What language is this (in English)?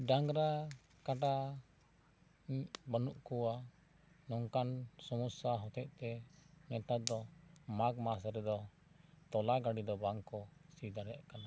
Santali